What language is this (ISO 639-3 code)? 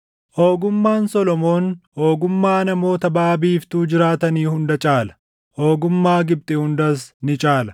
orm